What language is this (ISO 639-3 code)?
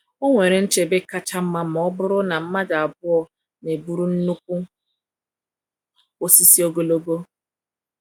ibo